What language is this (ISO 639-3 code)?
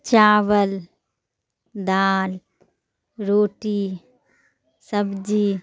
urd